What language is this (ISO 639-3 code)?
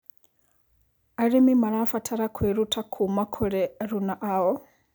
kik